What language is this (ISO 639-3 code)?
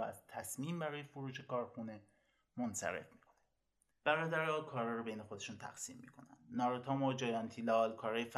fas